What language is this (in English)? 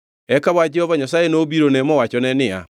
Luo (Kenya and Tanzania)